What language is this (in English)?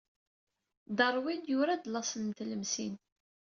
Kabyle